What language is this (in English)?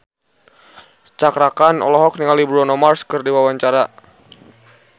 Sundanese